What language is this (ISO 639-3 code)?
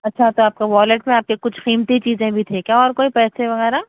urd